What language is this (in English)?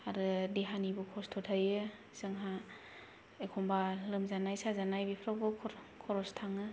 Bodo